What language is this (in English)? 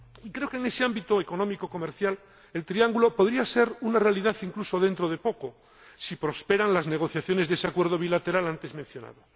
Spanish